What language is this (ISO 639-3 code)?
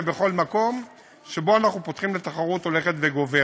heb